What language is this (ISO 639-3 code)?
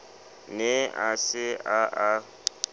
sot